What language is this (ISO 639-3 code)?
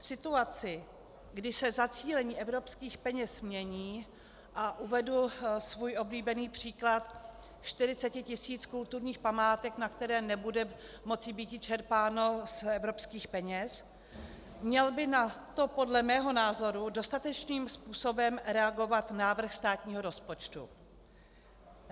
ces